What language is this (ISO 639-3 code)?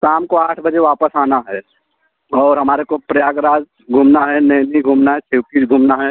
hin